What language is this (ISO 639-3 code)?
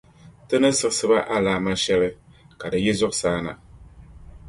dag